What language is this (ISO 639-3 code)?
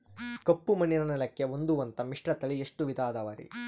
kan